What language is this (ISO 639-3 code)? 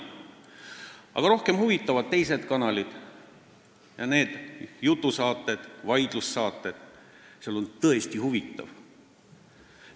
est